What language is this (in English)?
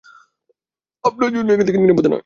Bangla